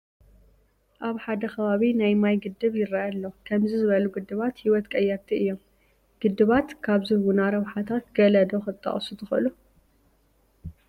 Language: Tigrinya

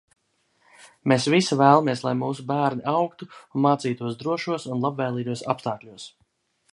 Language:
Latvian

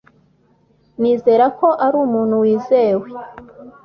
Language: Kinyarwanda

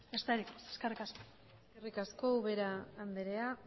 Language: Basque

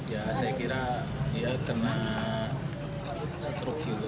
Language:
Indonesian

